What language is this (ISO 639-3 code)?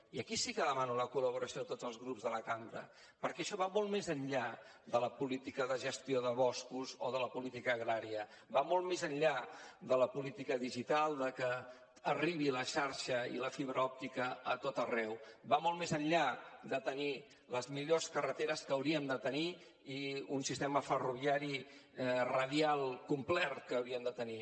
cat